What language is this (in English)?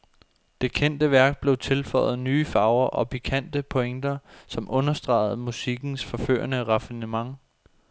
Danish